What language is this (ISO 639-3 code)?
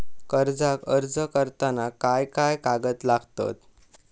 mar